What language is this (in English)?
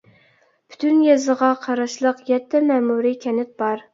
Uyghur